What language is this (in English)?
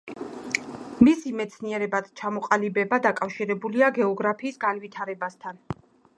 Georgian